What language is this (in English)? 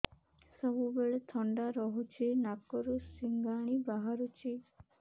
Odia